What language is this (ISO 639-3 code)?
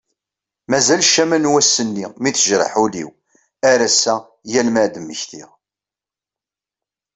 kab